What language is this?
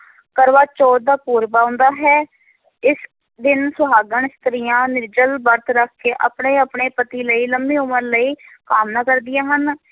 Punjabi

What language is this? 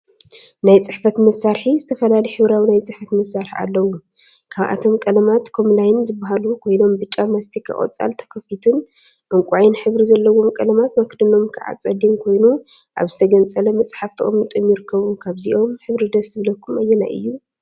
Tigrinya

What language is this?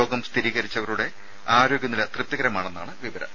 Malayalam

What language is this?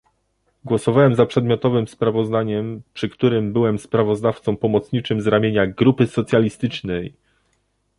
Polish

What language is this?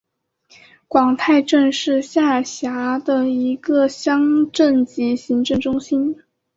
Chinese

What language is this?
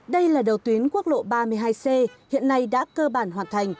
Vietnamese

